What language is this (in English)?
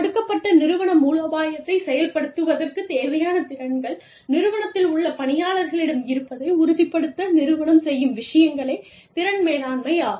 Tamil